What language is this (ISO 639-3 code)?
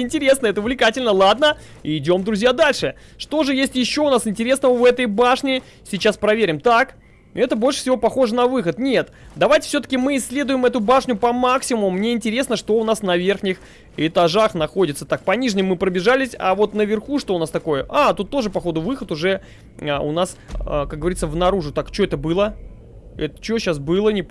rus